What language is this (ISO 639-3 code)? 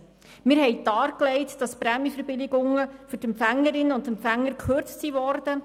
gsw